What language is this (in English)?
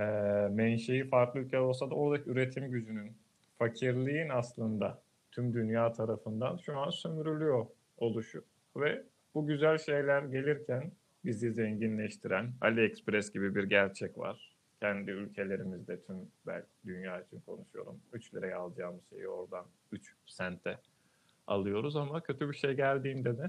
Turkish